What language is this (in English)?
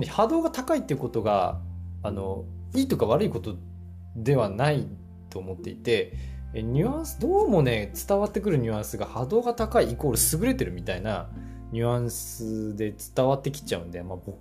Japanese